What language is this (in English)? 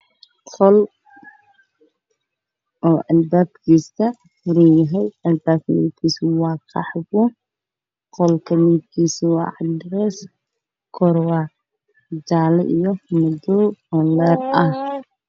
Somali